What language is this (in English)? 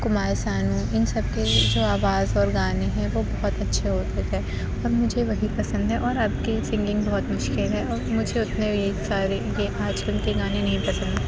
Urdu